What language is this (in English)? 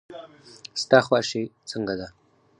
Pashto